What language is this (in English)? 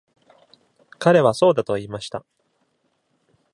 Japanese